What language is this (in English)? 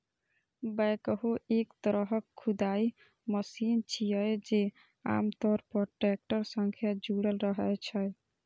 Maithili